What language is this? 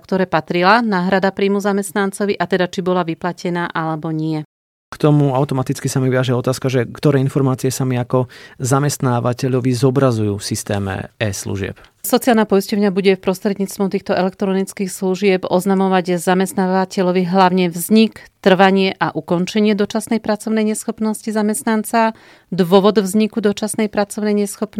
Slovak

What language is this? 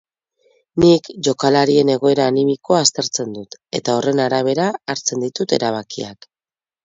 Basque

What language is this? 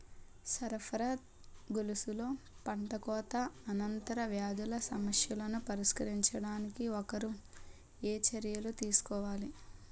Telugu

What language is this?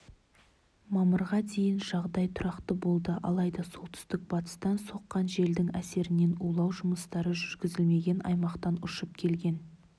Kazakh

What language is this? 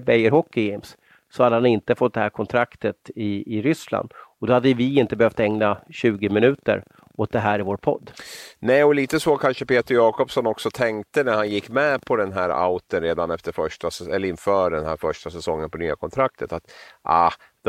Swedish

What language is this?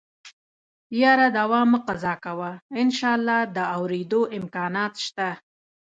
Pashto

